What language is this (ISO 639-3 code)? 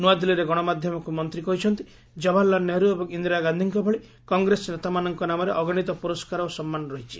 ori